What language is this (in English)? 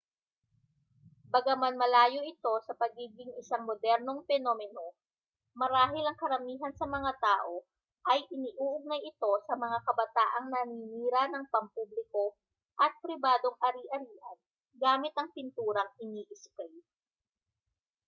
Filipino